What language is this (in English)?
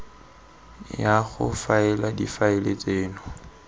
Tswana